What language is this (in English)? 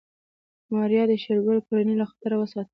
Pashto